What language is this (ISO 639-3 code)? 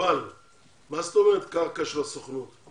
heb